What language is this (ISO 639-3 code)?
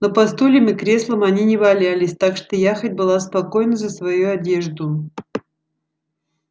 rus